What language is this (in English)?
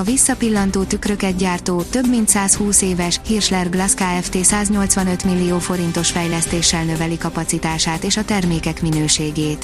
Hungarian